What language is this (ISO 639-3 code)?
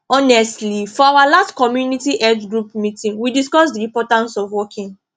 pcm